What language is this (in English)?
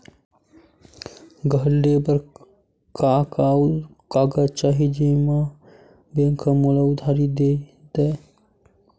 Chhattisgarhi